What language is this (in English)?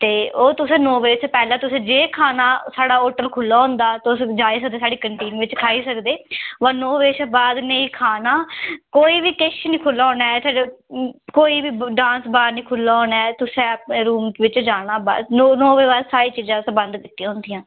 Dogri